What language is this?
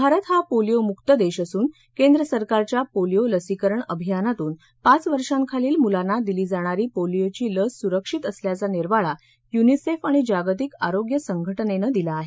Marathi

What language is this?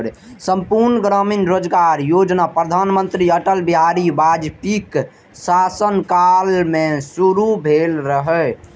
Maithili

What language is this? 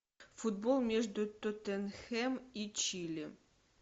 Russian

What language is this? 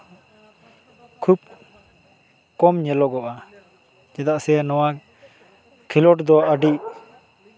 Santali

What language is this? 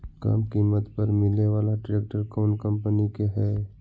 Magahi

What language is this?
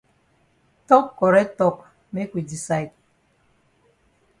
Cameroon Pidgin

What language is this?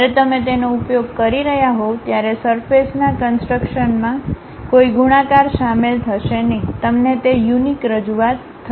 Gujarati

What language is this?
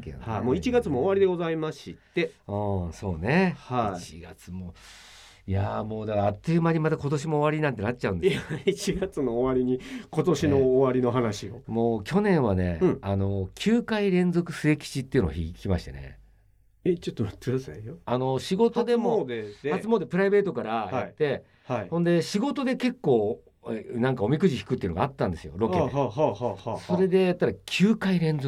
Japanese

